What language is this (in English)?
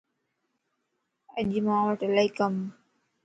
Lasi